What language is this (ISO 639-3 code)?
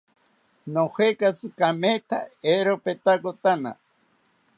cpy